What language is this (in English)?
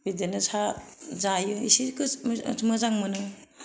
Bodo